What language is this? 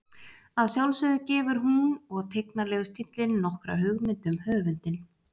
Icelandic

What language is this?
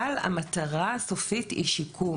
Hebrew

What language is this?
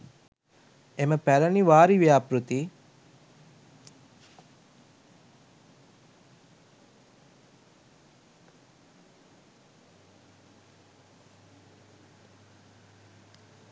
Sinhala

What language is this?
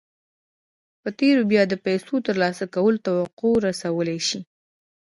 Pashto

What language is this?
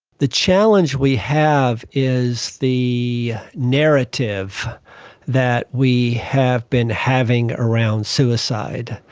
English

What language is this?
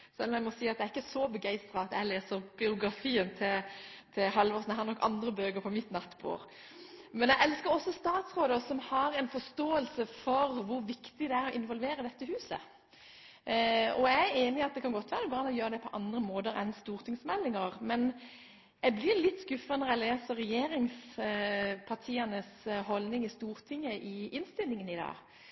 Norwegian Bokmål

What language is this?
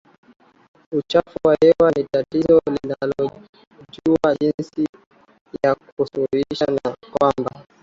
Swahili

